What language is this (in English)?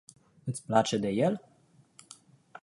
Romanian